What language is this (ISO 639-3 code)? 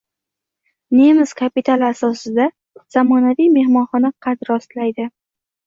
uzb